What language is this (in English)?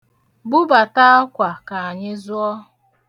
Igbo